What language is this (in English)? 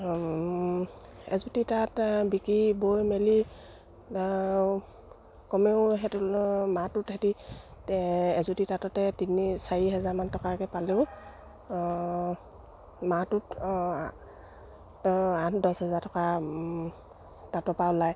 Assamese